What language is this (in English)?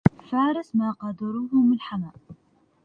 Arabic